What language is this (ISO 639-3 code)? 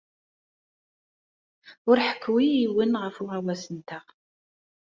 kab